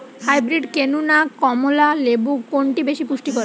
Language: Bangla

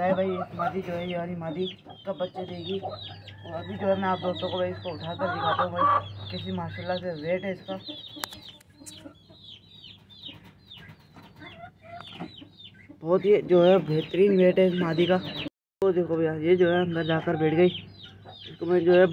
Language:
Hindi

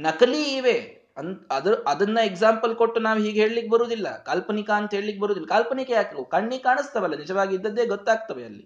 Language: Kannada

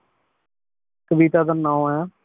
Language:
Punjabi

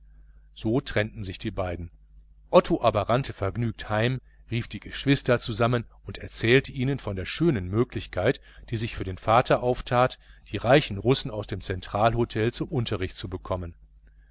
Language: German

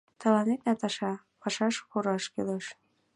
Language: Mari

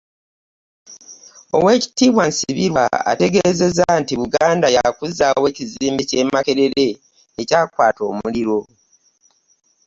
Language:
Ganda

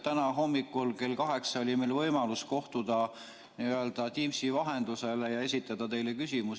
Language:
Estonian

